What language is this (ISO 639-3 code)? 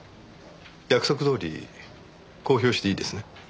jpn